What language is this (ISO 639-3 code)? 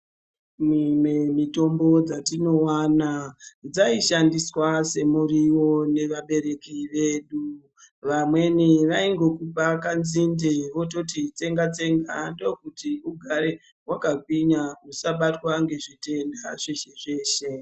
ndc